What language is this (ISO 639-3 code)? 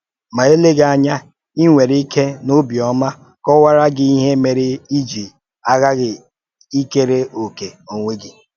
ibo